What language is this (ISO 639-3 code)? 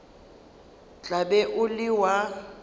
nso